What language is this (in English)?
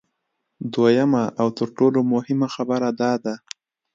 Pashto